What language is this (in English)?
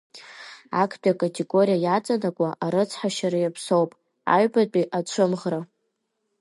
Abkhazian